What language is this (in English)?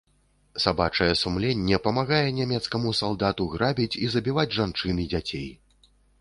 Belarusian